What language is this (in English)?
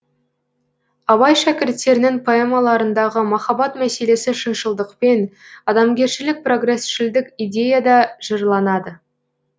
Kazakh